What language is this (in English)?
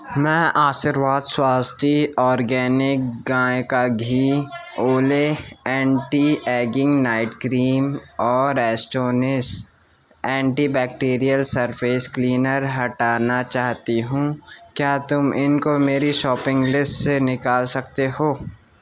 Urdu